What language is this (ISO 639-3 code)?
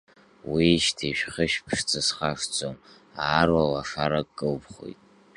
abk